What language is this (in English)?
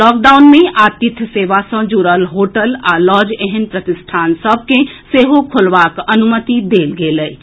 Maithili